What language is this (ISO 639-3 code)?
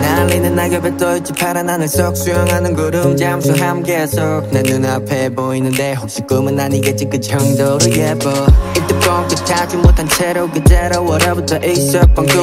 nld